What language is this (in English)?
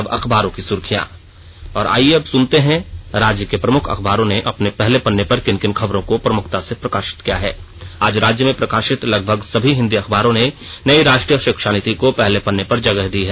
Hindi